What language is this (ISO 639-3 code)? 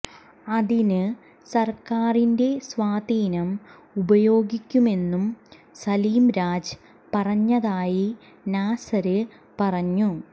mal